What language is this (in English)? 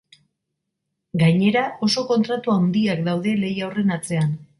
Basque